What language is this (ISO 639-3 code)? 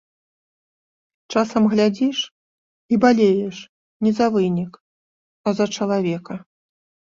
bel